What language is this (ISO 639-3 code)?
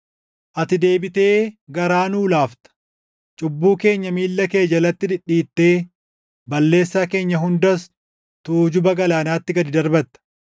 orm